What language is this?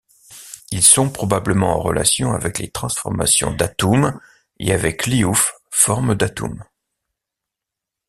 French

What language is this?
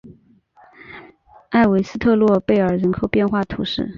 Chinese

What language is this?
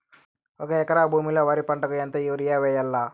Telugu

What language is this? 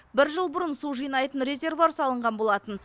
Kazakh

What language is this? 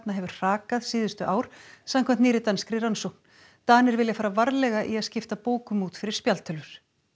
Icelandic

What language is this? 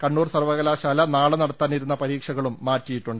Malayalam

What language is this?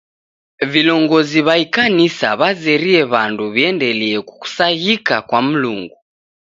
Taita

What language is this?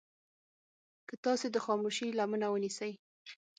Pashto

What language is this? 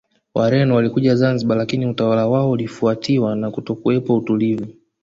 Swahili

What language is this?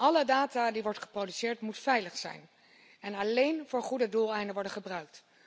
Dutch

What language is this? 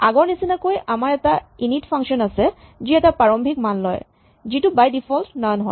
Assamese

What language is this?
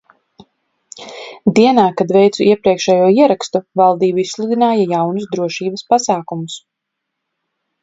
Latvian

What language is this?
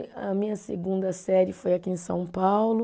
Portuguese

